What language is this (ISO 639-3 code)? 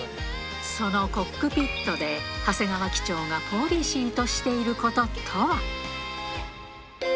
jpn